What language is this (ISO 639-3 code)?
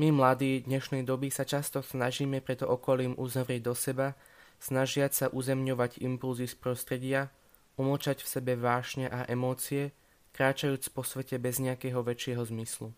slk